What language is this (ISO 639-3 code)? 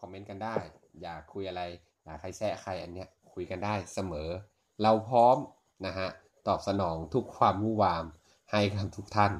tha